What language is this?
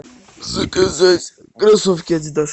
Russian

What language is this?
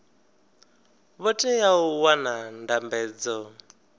Venda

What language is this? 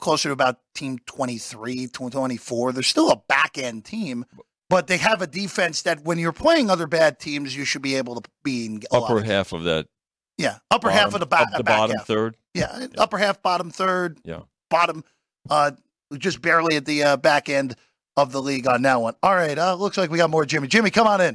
English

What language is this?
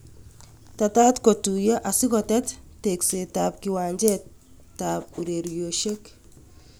Kalenjin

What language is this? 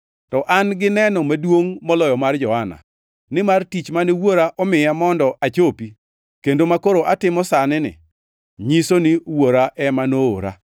Luo (Kenya and Tanzania)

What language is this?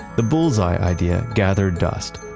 English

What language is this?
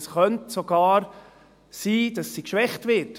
Swiss German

